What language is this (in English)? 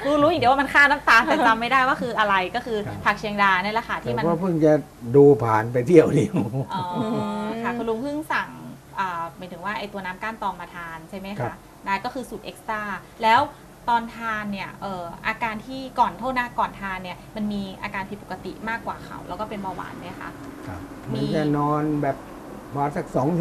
Thai